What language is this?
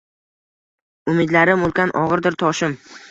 Uzbek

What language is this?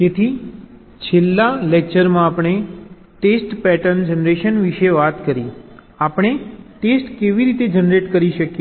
Gujarati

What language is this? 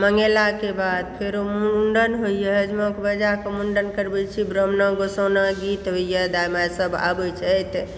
Maithili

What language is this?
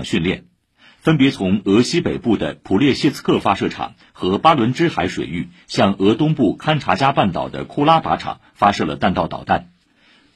Chinese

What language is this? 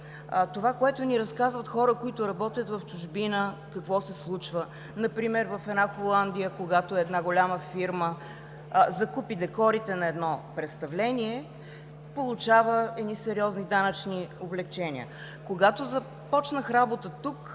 Bulgarian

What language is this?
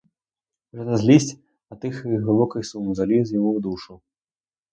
Ukrainian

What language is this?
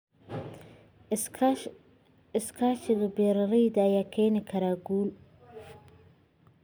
Somali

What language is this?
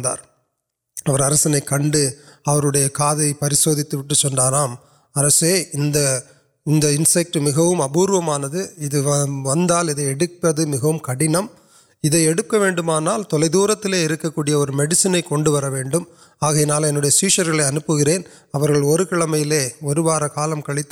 Urdu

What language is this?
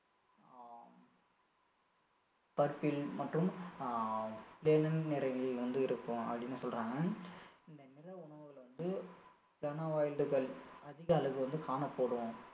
Tamil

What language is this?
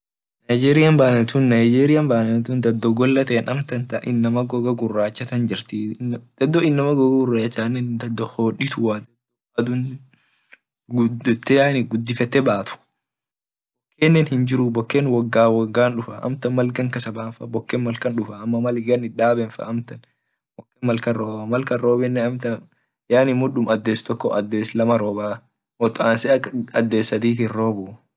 Orma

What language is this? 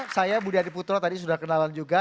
Indonesian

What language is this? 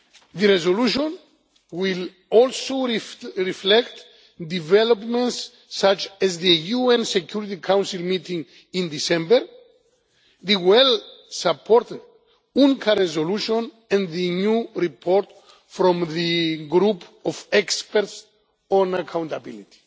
English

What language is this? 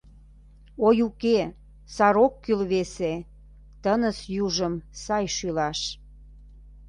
Mari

